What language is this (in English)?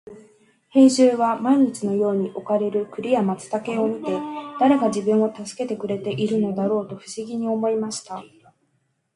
Japanese